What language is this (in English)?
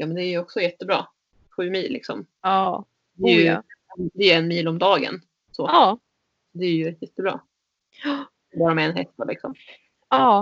Swedish